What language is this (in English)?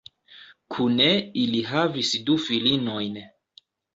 Esperanto